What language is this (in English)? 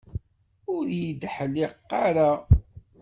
Kabyle